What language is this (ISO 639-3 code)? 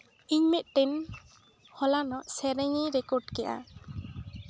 sat